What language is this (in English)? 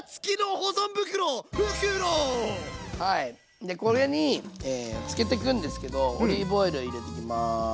Japanese